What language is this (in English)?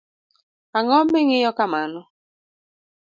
Luo (Kenya and Tanzania)